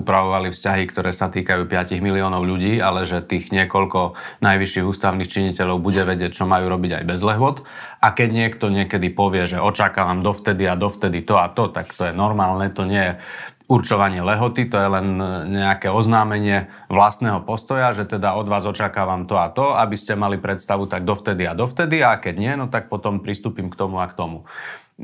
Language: Slovak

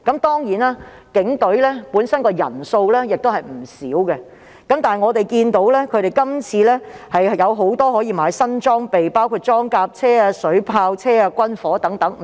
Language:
Cantonese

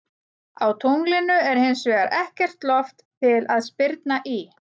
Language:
Icelandic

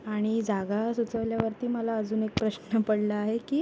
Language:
Marathi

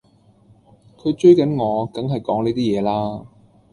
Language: Cantonese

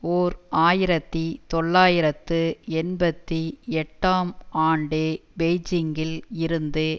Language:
Tamil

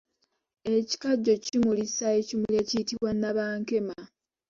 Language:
Ganda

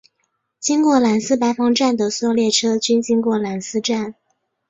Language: Chinese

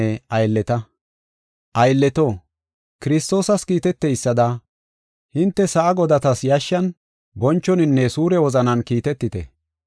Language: Gofa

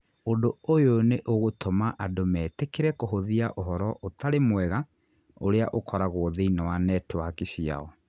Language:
Kikuyu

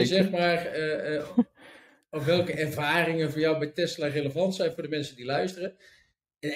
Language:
Dutch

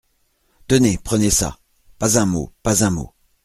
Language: French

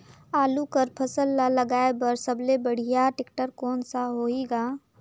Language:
Chhattisgarhi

